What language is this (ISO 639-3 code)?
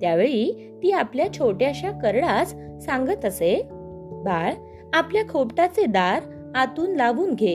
mar